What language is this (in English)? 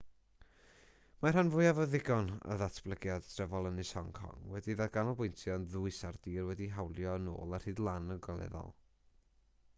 Welsh